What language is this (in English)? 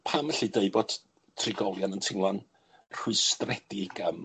Welsh